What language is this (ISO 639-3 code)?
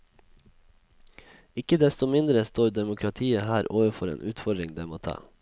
nor